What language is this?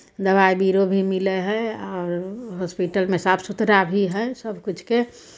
Maithili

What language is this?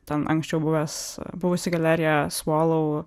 Lithuanian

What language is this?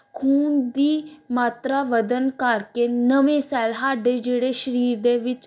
Punjabi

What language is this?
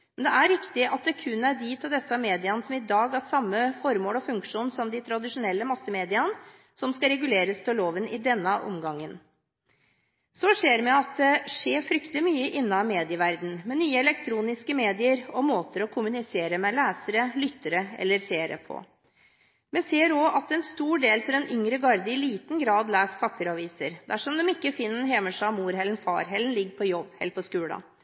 Norwegian Bokmål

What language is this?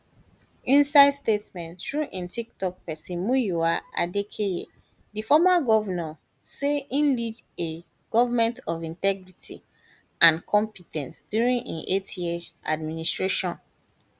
Nigerian Pidgin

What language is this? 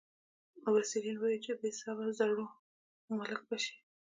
Pashto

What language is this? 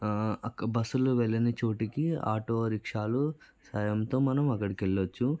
Telugu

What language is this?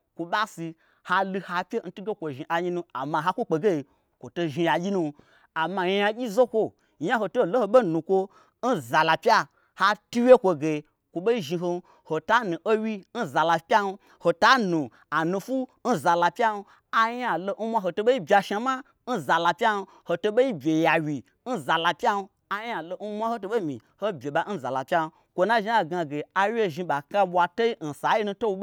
Gbagyi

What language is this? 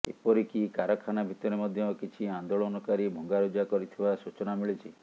Odia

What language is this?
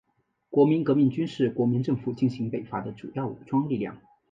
Chinese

